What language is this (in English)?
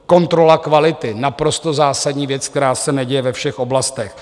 Czech